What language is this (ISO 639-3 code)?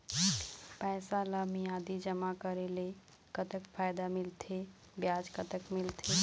hne